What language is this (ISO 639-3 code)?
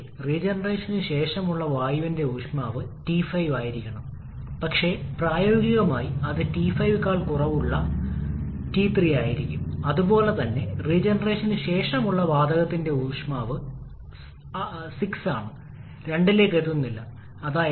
mal